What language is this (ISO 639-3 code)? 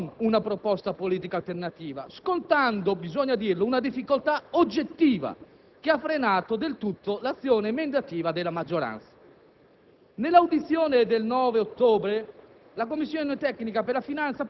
ita